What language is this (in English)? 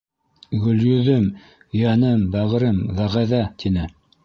Bashkir